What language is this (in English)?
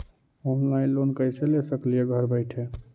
Magahi